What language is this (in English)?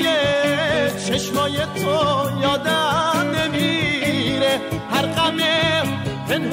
Persian